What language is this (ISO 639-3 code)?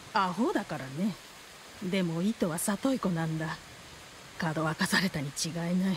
jpn